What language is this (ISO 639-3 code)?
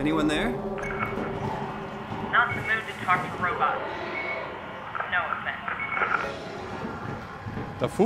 deu